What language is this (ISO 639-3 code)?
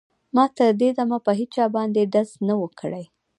pus